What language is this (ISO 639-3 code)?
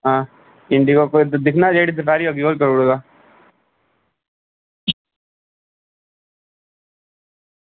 doi